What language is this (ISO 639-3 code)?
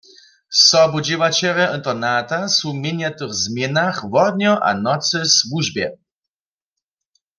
hsb